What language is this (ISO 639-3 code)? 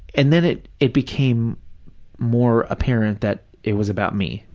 eng